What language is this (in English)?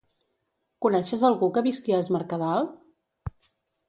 Catalan